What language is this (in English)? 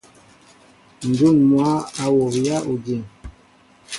Mbo (Cameroon)